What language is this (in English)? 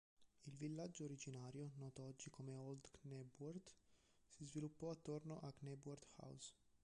Italian